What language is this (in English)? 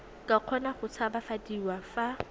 Tswana